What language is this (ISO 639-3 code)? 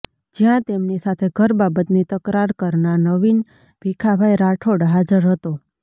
guj